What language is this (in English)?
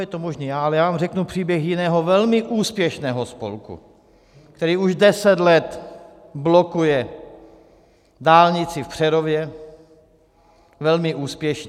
Czech